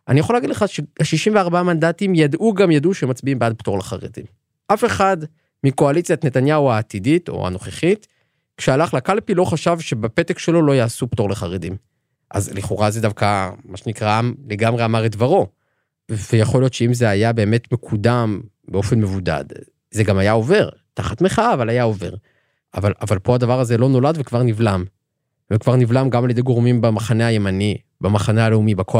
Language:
Hebrew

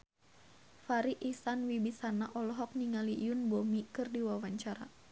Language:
Sundanese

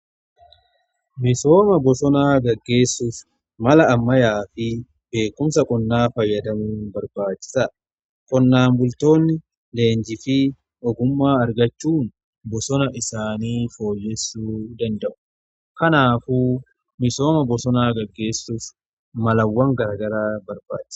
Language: Oromo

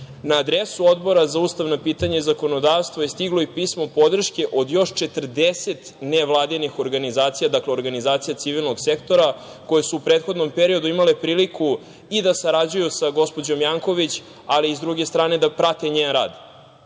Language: Serbian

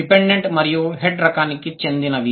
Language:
Telugu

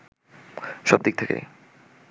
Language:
Bangla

